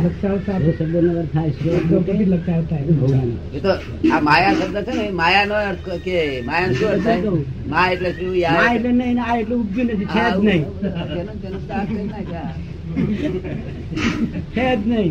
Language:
Gujarati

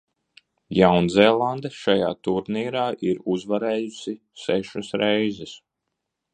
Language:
Latvian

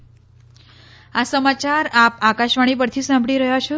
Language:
Gujarati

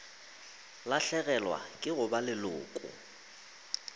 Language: Northern Sotho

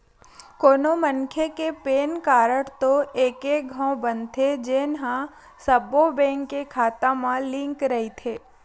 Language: Chhattisgarhi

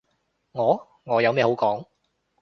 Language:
Cantonese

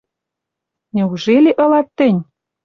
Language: Western Mari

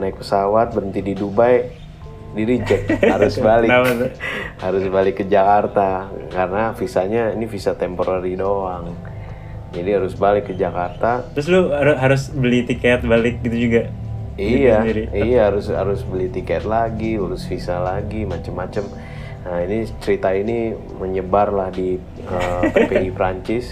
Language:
Indonesian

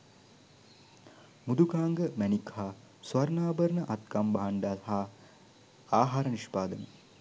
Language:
Sinhala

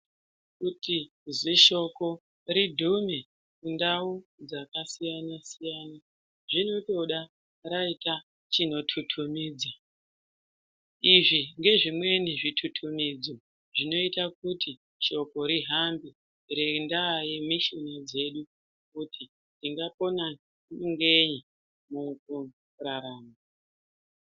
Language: Ndau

